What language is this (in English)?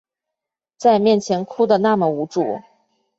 Chinese